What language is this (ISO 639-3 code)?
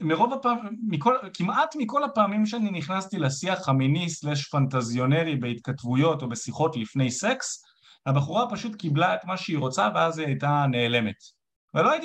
heb